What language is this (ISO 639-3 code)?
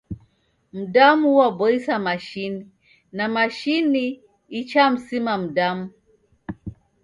dav